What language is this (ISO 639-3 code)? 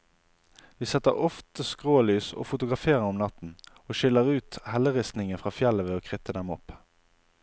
nor